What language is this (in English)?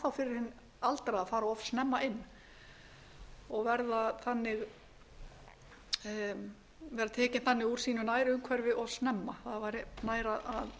Icelandic